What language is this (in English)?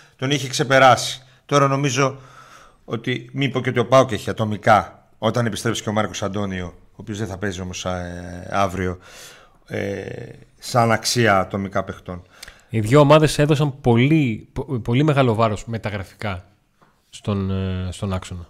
Greek